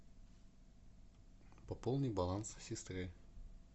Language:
Russian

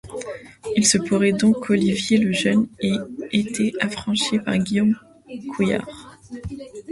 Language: French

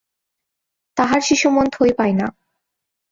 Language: Bangla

